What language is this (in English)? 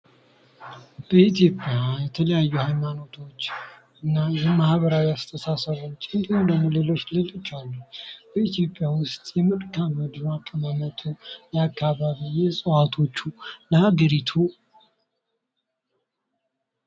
Amharic